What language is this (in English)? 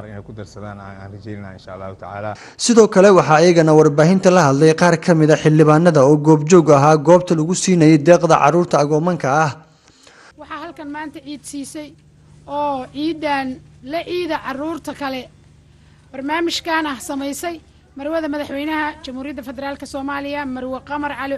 Arabic